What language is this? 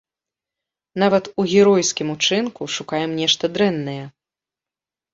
Belarusian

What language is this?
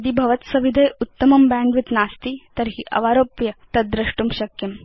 Sanskrit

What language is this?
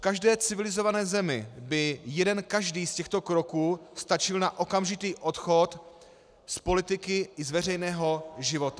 Czech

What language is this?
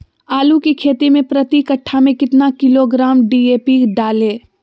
Magahi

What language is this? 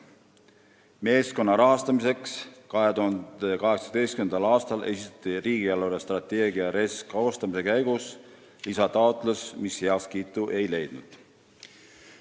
Estonian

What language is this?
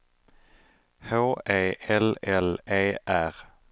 Swedish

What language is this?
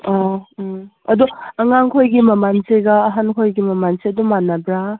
Manipuri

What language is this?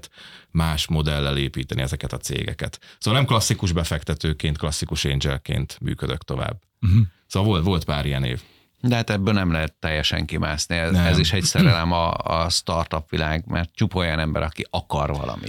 Hungarian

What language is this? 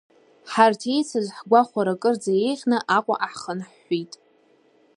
Abkhazian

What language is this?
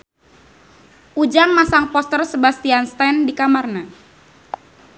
Sundanese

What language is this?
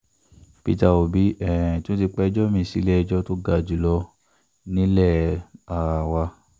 Yoruba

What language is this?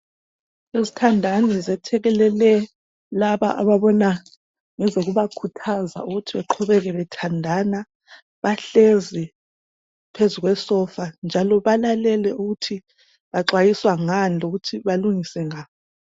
North Ndebele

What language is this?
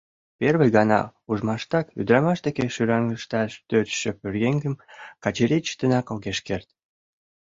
Mari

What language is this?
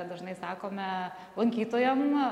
Lithuanian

